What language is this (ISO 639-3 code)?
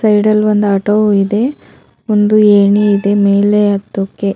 kan